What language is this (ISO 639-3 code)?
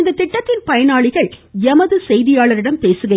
tam